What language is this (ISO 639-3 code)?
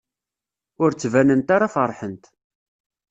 kab